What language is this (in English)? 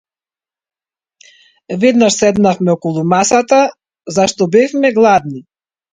Macedonian